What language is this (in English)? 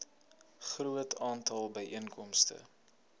Afrikaans